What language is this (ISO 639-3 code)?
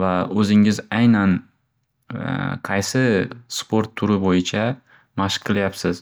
uzb